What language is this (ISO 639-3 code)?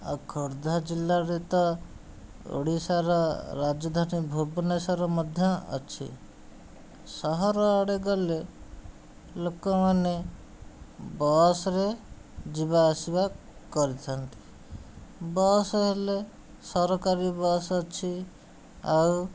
ori